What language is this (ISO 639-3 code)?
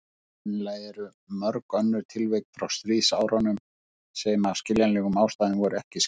isl